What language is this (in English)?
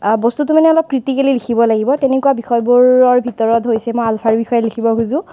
Assamese